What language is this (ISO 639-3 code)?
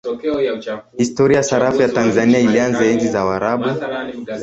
swa